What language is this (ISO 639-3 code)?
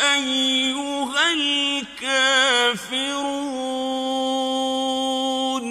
ara